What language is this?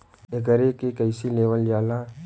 Bhojpuri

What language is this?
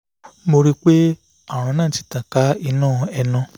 Yoruba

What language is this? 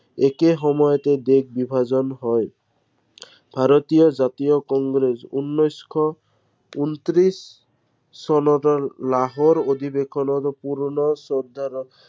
Assamese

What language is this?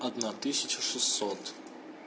Russian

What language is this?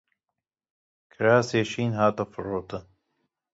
Kurdish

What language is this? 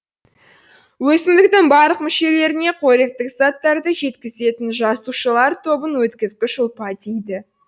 Kazakh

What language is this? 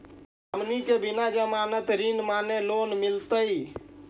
Magahi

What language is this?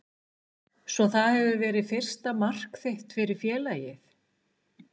Icelandic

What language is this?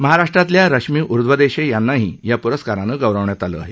Marathi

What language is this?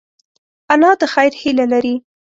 Pashto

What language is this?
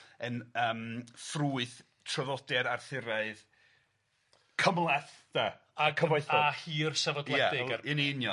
Welsh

